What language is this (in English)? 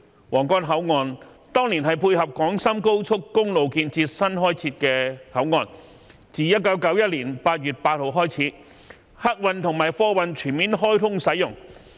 Cantonese